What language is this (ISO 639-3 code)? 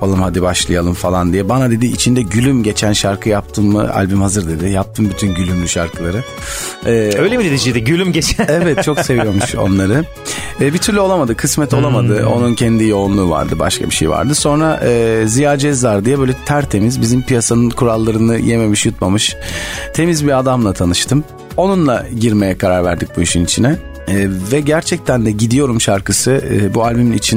tur